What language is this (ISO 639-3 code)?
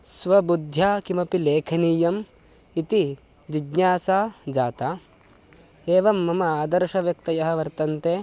san